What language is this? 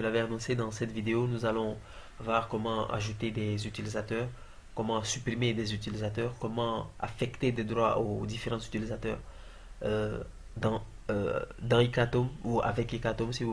French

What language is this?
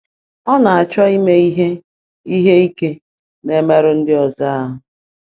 Igbo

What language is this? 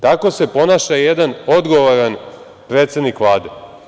Serbian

